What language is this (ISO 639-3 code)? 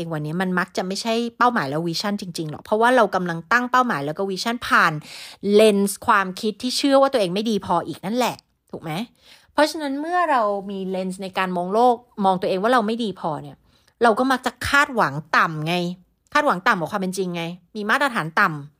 tha